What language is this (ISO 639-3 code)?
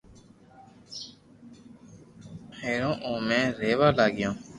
lrk